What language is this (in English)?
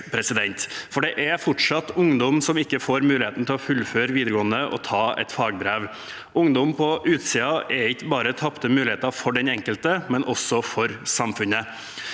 Norwegian